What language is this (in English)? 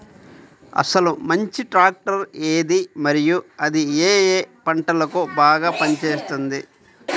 Telugu